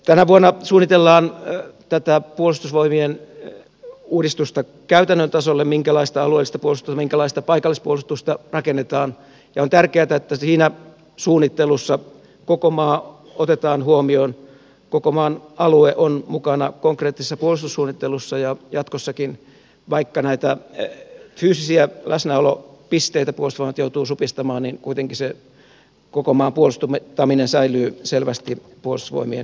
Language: Finnish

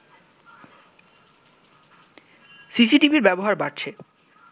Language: Bangla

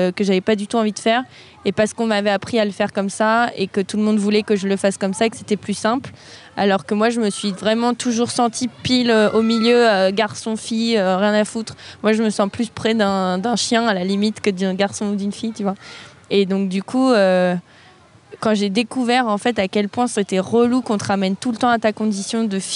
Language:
French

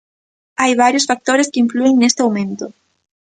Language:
Galician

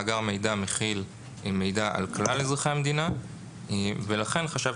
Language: Hebrew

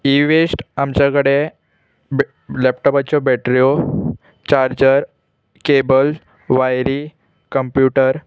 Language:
Konkani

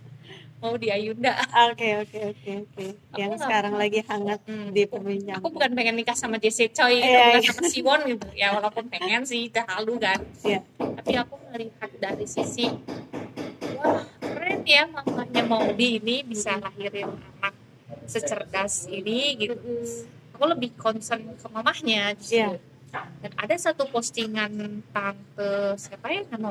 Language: Indonesian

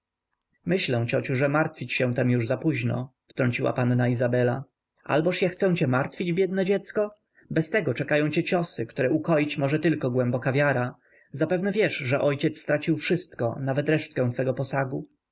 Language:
Polish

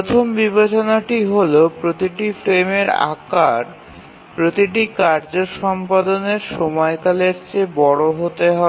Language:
Bangla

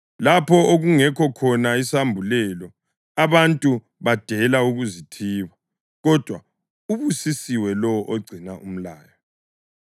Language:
North Ndebele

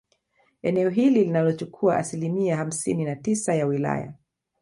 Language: Swahili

